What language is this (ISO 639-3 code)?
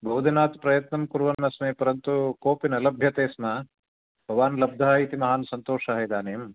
san